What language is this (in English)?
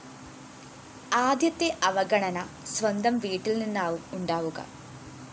Malayalam